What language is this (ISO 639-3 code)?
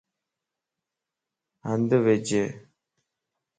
lss